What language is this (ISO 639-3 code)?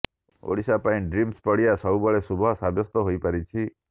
ori